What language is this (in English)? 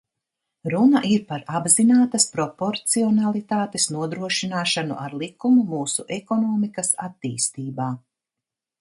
Latvian